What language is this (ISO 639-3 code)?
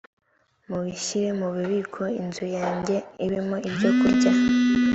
kin